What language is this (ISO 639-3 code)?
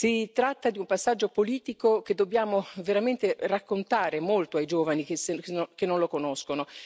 ita